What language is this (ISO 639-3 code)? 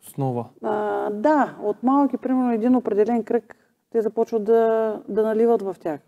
bul